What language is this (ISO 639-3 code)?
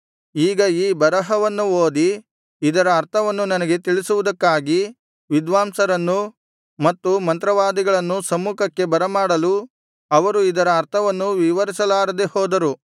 kan